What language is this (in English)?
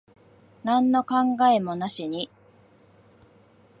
Japanese